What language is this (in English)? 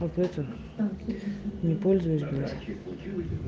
Russian